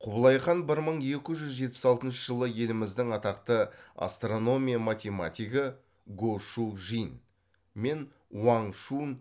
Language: Kazakh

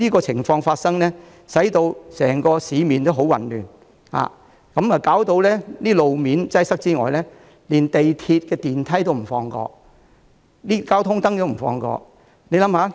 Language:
Cantonese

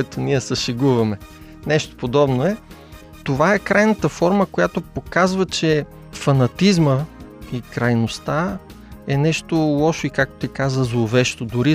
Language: Bulgarian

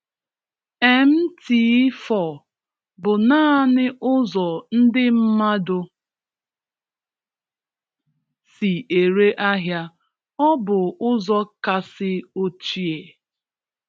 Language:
Igbo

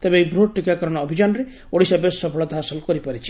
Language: Odia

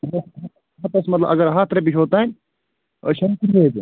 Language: Kashmiri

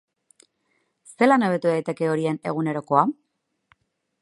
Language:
Basque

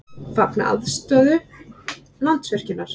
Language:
Icelandic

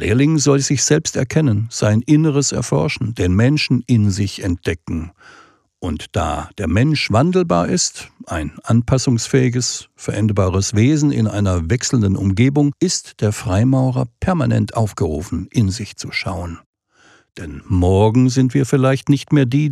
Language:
German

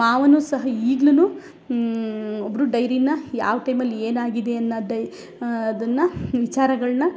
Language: Kannada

